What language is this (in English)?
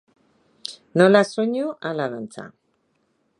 Basque